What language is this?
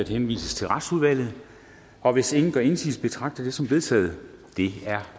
Danish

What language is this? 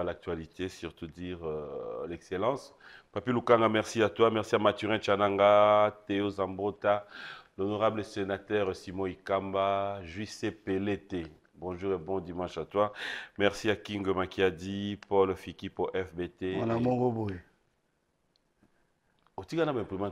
French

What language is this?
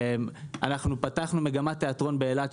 Hebrew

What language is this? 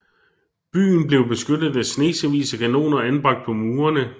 Danish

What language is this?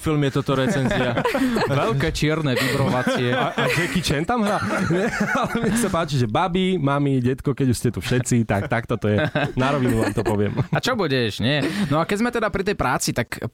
Slovak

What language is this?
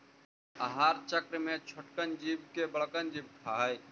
Magahi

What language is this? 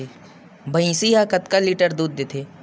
Chhattisgarhi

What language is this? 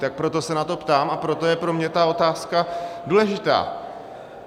Czech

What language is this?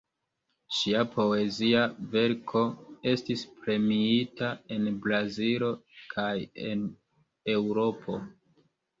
Esperanto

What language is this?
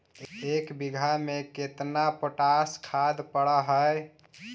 Magahi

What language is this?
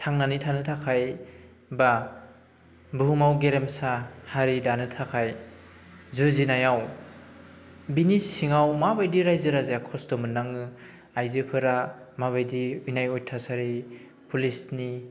Bodo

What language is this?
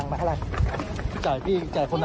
Thai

